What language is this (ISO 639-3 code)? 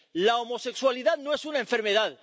spa